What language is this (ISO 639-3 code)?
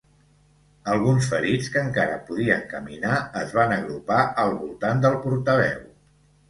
cat